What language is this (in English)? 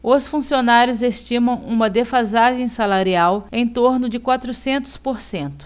Portuguese